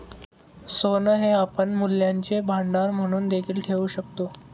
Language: Marathi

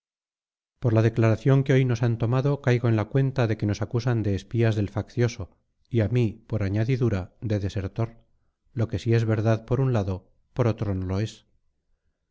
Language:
Spanish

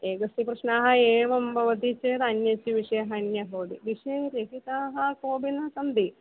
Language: Sanskrit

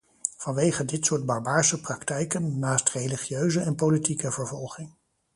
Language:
Dutch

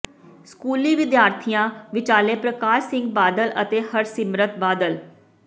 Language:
Punjabi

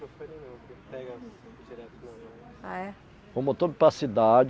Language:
Portuguese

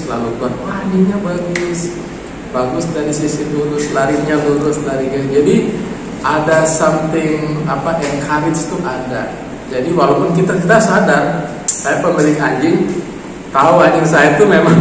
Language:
Indonesian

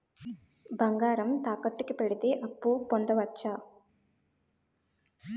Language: Telugu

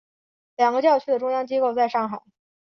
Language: Chinese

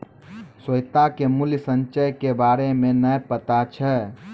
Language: Maithili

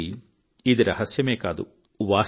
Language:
Telugu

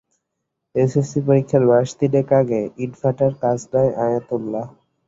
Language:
Bangla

